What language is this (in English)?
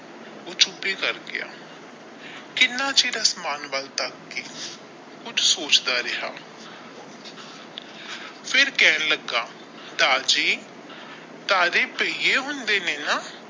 Punjabi